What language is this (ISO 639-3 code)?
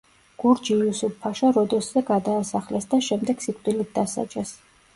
kat